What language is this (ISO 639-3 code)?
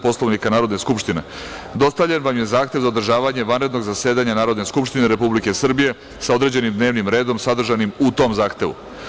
srp